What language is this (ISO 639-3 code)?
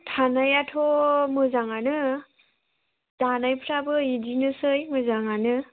brx